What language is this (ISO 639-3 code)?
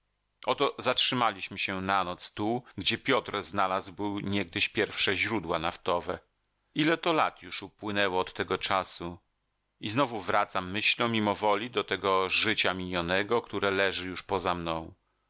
pol